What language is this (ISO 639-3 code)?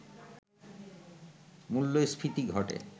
ben